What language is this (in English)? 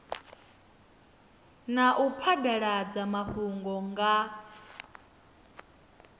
Venda